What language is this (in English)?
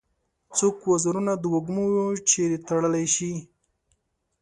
Pashto